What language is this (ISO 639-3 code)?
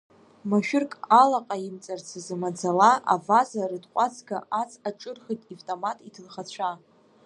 abk